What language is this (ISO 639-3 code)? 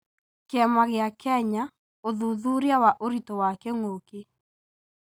kik